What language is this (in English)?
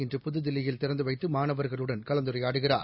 Tamil